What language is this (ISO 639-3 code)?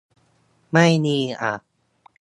tha